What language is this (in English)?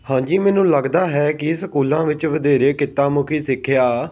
Punjabi